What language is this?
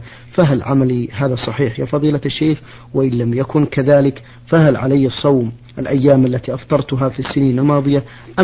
Arabic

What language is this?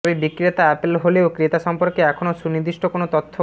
Bangla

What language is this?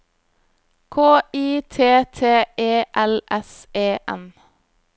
Norwegian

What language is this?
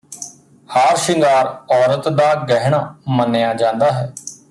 Punjabi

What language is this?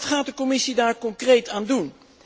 Dutch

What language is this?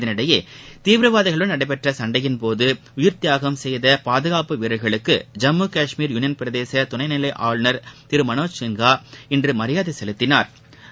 Tamil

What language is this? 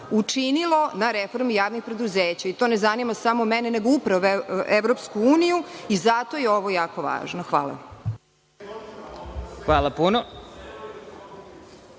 Serbian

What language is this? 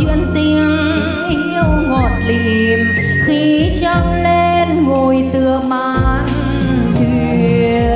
Vietnamese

